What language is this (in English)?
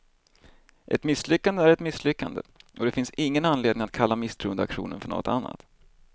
Swedish